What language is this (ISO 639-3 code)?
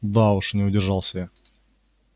rus